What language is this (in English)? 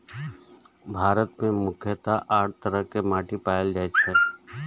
Maithili